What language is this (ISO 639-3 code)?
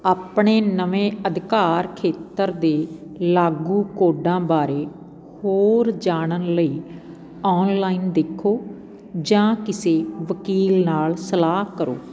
pan